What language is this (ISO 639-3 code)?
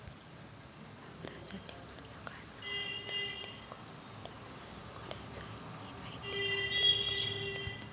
mar